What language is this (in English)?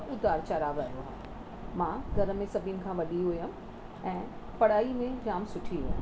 Sindhi